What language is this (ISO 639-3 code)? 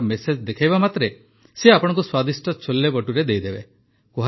ori